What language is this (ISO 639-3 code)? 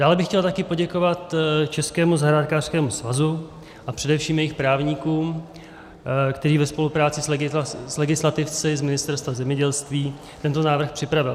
ces